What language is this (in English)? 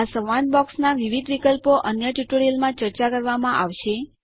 Gujarati